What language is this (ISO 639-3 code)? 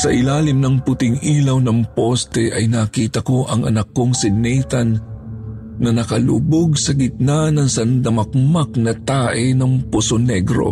fil